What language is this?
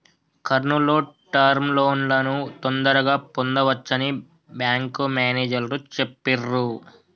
Telugu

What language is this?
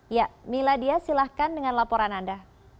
Indonesian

